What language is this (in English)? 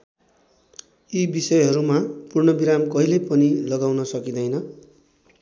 Nepali